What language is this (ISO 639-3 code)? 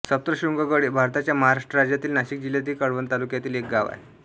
mar